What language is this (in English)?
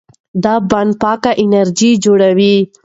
Pashto